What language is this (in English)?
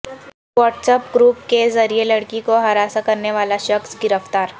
Urdu